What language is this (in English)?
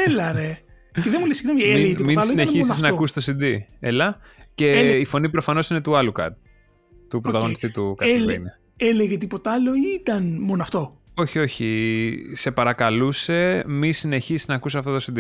Greek